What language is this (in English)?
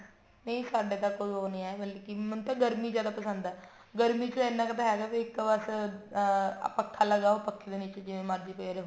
Punjabi